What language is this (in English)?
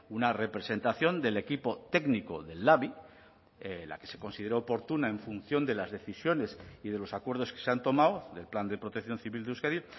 Spanish